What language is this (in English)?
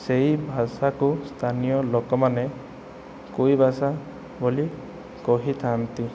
Odia